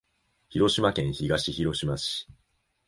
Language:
Japanese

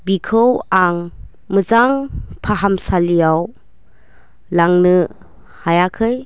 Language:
Bodo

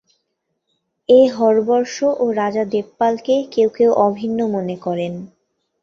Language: Bangla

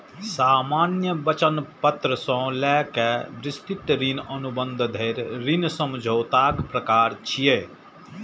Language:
Maithili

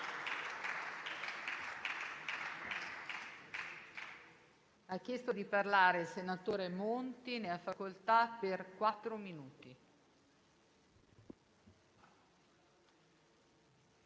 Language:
Italian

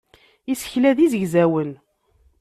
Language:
Kabyle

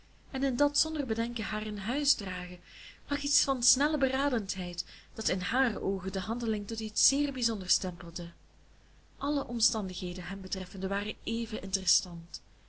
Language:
Dutch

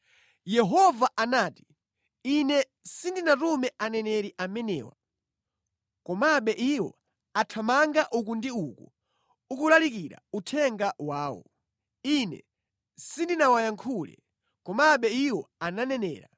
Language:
Nyanja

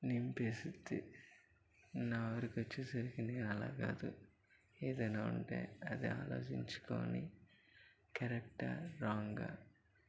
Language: Telugu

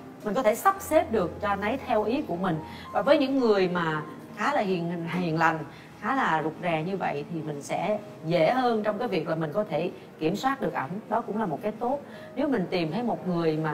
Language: Vietnamese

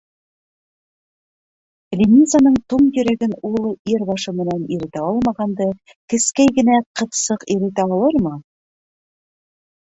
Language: Bashkir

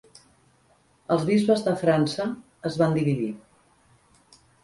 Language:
Catalan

